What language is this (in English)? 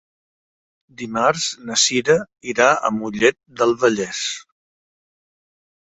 Catalan